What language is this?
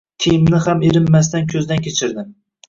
Uzbek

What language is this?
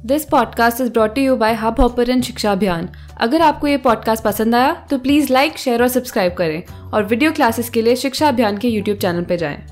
Hindi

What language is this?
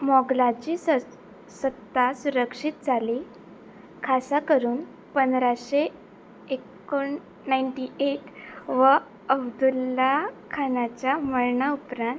Konkani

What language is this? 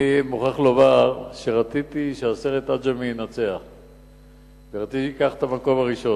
Hebrew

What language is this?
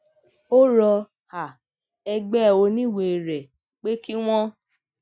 Yoruba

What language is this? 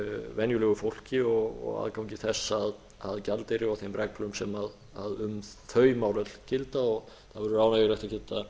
Icelandic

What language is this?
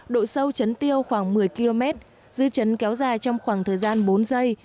Vietnamese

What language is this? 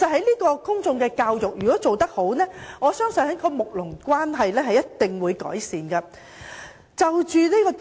Cantonese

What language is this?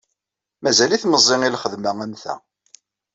Kabyle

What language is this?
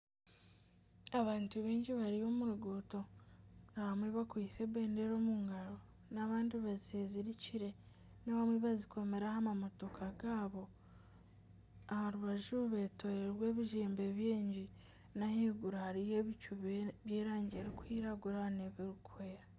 Nyankole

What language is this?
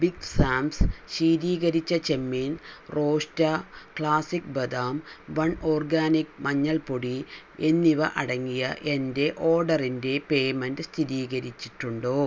Malayalam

